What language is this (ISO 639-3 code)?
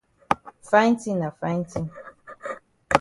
wes